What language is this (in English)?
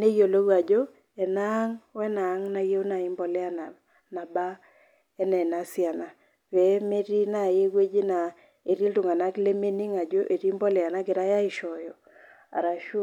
Masai